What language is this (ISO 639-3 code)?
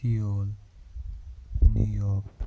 kas